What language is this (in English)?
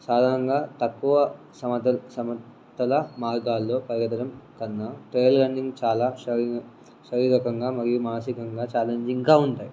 Telugu